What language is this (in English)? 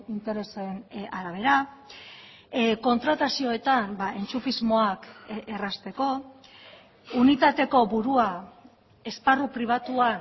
Basque